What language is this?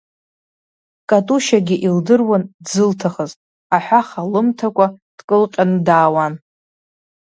Abkhazian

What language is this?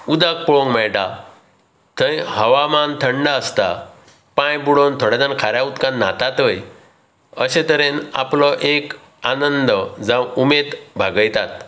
Konkani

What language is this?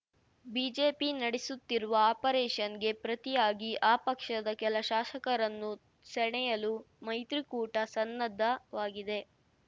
Kannada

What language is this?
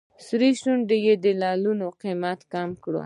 Pashto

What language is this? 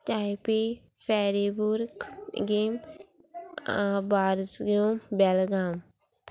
Konkani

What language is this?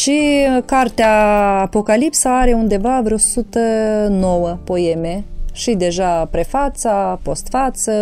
Romanian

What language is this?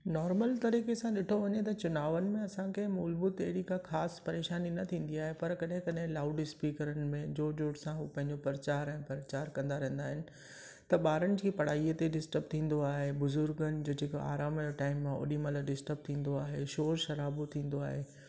Sindhi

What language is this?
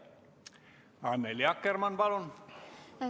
Estonian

